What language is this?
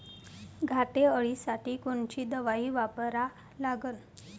Marathi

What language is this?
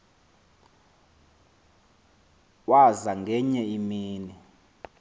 Xhosa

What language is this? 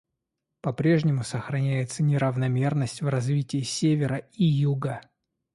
Russian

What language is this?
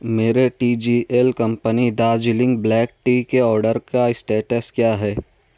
Urdu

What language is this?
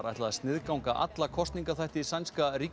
Icelandic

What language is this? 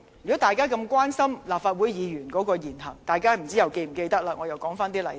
Cantonese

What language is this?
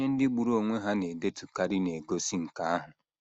Igbo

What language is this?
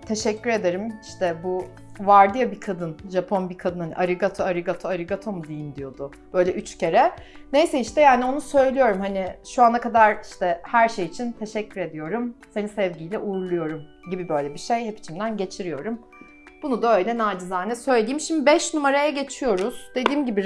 Turkish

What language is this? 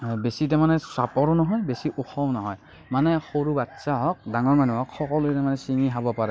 Assamese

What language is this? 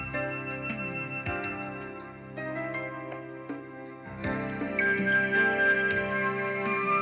Indonesian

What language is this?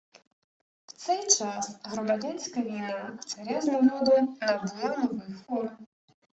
Ukrainian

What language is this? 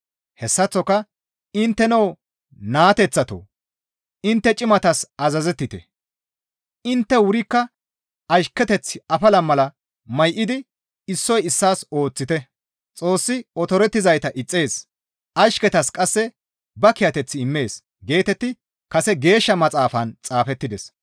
Gamo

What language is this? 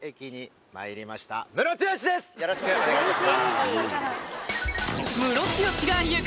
Japanese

